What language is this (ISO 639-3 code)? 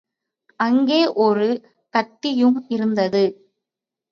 tam